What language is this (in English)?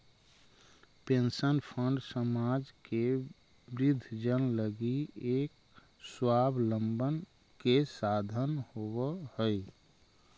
Magahi